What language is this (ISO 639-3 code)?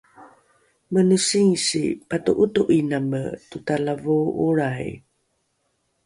dru